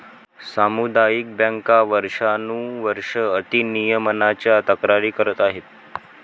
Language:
Marathi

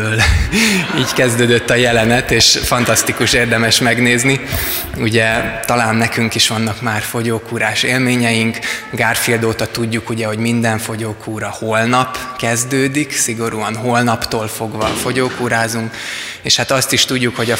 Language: Hungarian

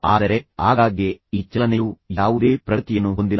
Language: Kannada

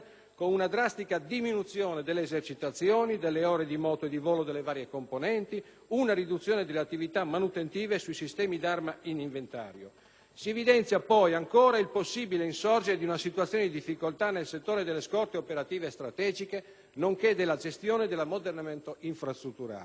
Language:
Italian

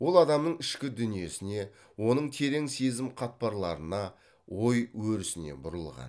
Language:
Kazakh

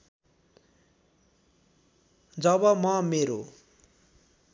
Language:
Nepali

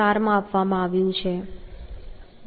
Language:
Gujarati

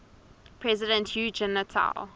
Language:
English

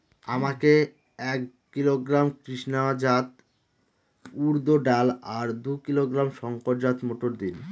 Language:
Bangla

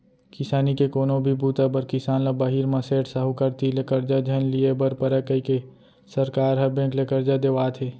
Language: Chhattisgarhi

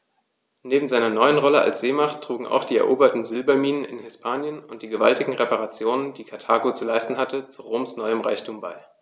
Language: German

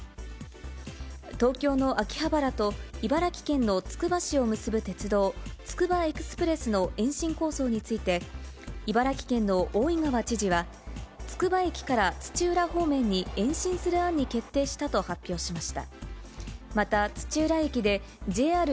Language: Japanese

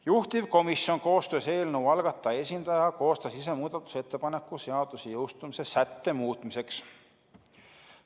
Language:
Estonian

